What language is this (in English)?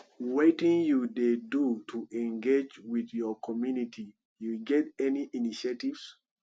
Nigerian Pidgin